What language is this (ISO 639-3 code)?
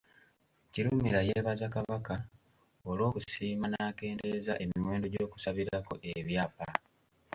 lug